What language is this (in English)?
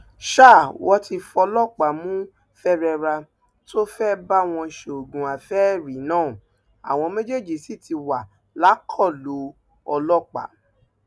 Yoruba